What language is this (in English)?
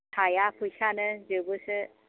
Bodo